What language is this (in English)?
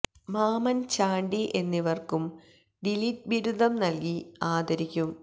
Malayalam